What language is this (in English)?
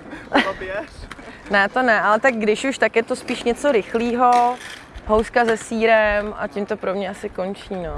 Czech